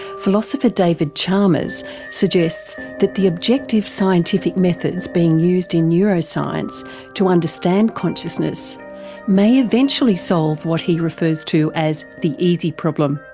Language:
English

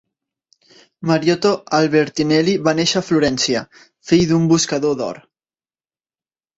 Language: Catalan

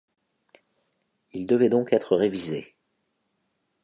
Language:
French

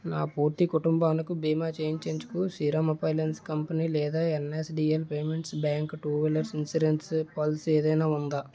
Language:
Telugu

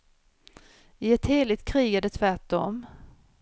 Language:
Swedish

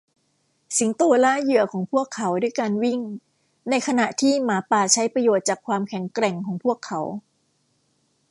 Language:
Thai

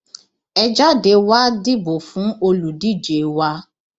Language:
Yoruba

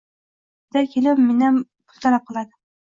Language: Uzbek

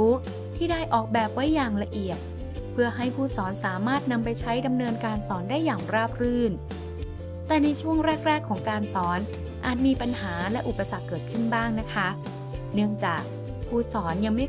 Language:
Thai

